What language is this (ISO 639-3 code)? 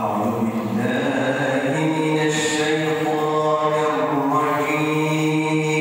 ara